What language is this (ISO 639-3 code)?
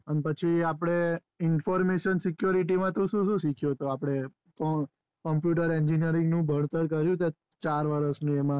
guj